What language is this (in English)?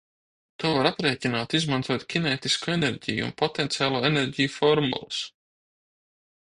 Latvian